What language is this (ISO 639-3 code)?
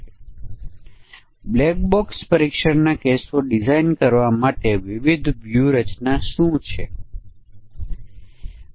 guj